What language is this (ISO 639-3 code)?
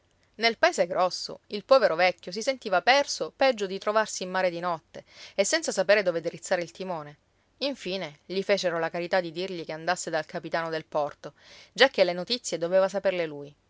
ita